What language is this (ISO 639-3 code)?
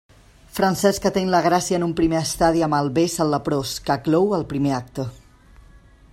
cat